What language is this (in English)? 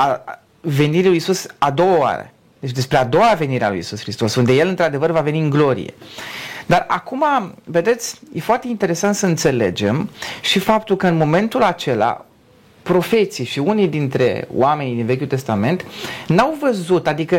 Romanian